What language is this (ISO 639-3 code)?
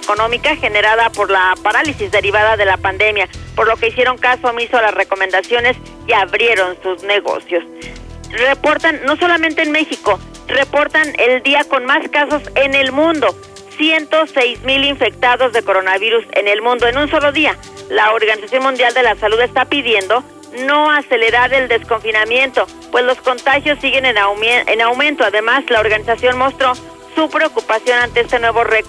spa